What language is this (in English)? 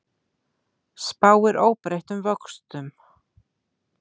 Icelandic